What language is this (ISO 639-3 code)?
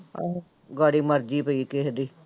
pan